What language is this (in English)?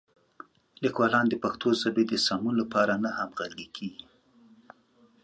Pashto